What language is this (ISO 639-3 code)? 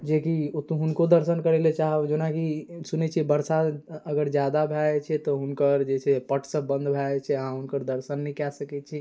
mai